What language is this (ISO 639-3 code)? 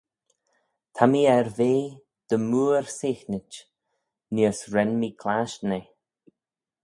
glv